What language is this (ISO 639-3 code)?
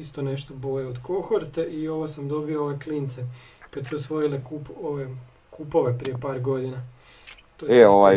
hrv